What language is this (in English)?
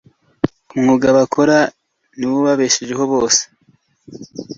Kinyarwanda